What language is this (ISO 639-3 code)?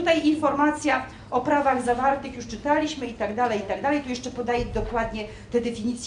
pol